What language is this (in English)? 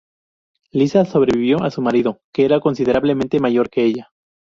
Spanish